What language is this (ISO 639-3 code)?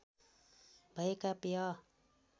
nep